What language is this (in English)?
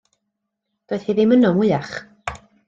Welsh